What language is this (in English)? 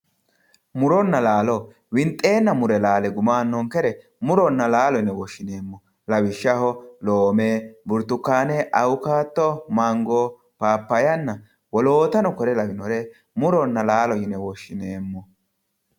Sidamo